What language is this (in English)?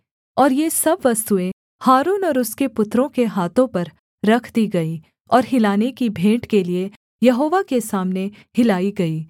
Hindi